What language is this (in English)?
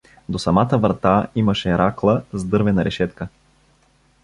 Bulgarian